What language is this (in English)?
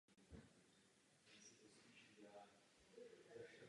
Czech